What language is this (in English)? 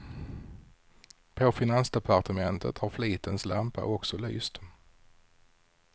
Swedish